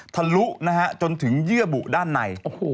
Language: Thai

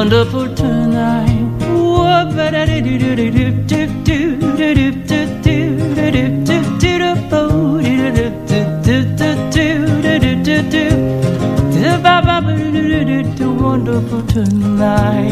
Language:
Korean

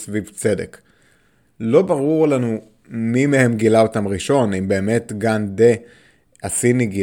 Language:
Hebrew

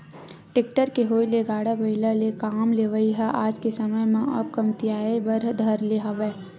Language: Chhattisgarhi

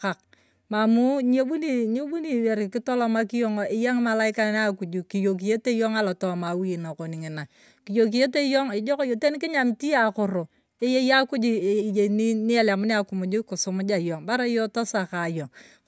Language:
Turkana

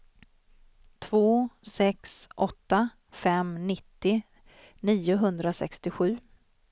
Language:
Swedish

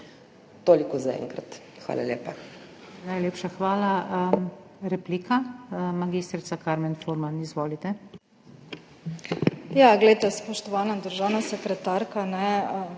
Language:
Slovenian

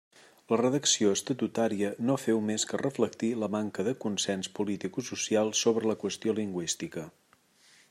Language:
Catalan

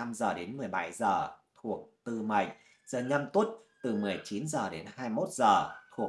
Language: Vietnamese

